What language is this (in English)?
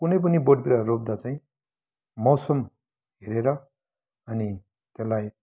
Nepali